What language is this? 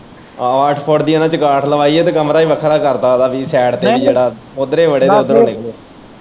Punjabi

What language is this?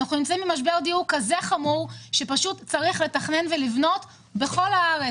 Hebrew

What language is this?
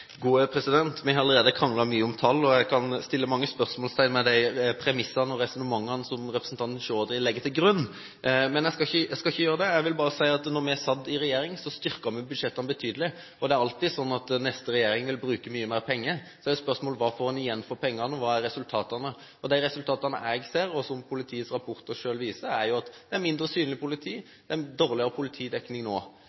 Norwegian Bokmål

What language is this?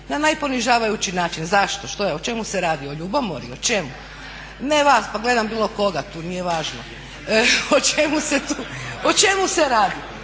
Croatian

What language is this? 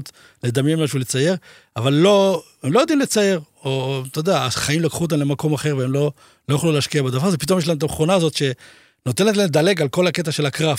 Hebrew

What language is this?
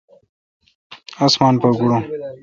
Kalkoti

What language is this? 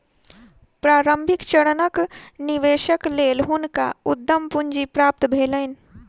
Maithili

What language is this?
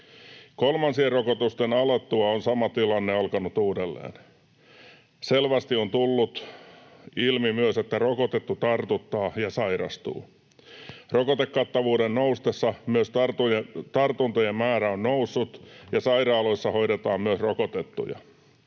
Finnish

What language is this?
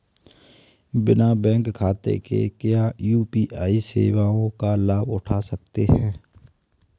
Hindi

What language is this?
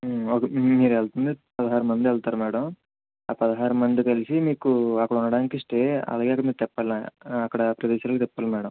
Telugu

